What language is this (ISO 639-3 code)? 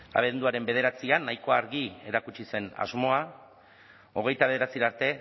eus